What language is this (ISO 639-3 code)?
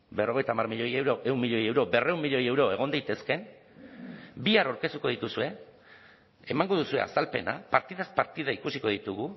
eus